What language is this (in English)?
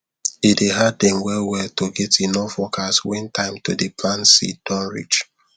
Nigerian Pidgin